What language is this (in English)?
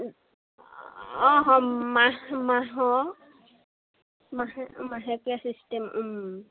Assamese